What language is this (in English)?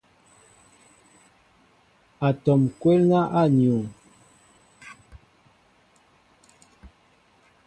Mbo (Cameroon)